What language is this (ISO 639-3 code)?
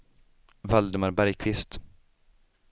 swe